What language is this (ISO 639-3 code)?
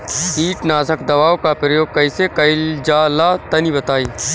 bho